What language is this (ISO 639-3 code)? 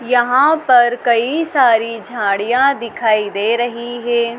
hin